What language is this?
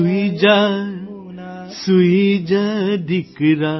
Gujarati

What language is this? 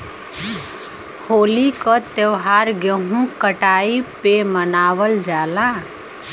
Bhojpuri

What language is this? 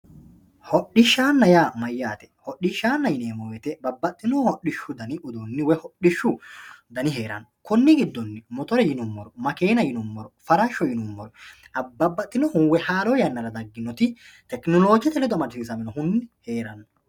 Sidamo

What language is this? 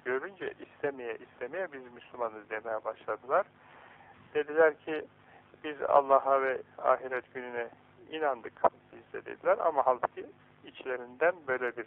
Turkish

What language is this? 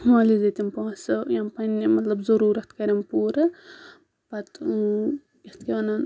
Kashmiri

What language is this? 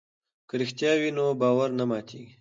Pashto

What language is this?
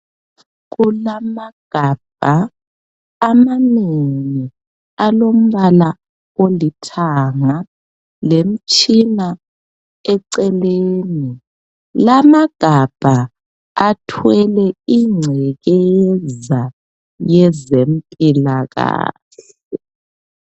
North Ndebele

